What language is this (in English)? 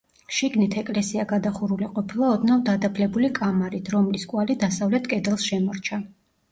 Georgian